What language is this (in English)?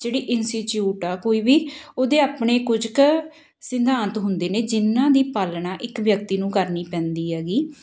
Punjabi